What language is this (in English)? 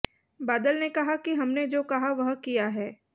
Hindi